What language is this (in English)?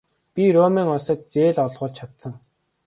Mongolian